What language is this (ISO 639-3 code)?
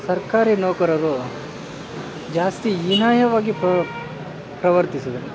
kan